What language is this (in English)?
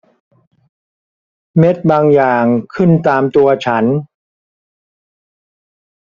Thai